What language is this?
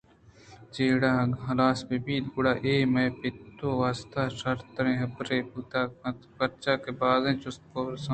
Eastern Balochi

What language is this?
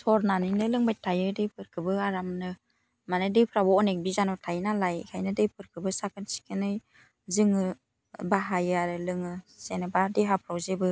Bodo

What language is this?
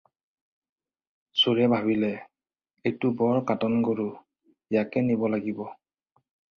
Assamese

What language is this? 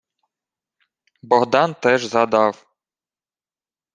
Ukrainian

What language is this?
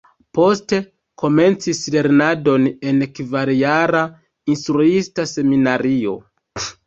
Esperanto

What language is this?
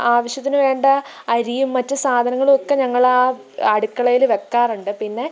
Malayalam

